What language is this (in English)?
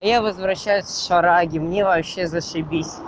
Russian